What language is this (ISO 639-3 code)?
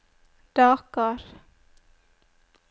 nor